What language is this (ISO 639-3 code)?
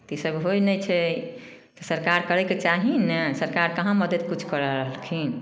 mai